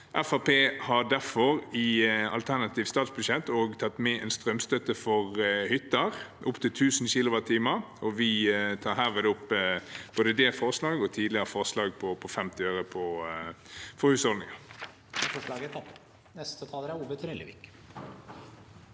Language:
Norwegian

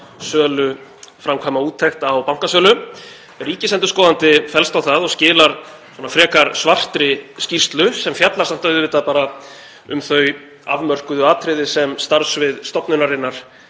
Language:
Icelandic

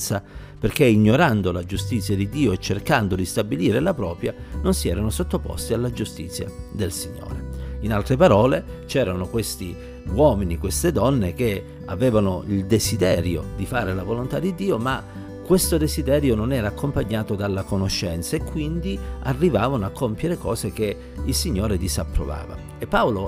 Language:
Italian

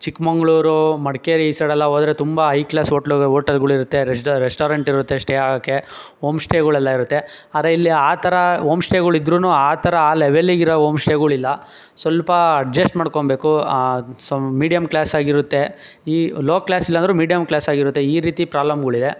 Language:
Kannada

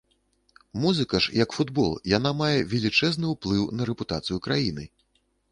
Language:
Belarusian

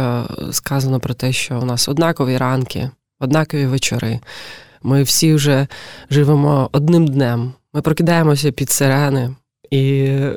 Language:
Ukrainian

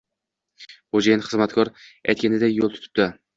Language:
Uzbek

